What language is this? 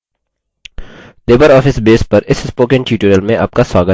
Hindi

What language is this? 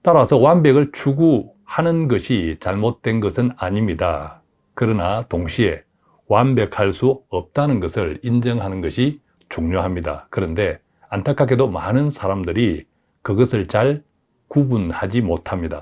Korean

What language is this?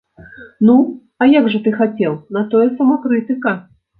Belarusian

